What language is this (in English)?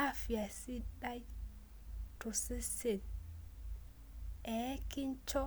Masai